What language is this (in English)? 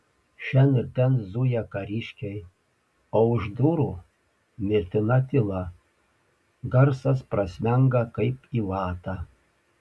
Lithuanian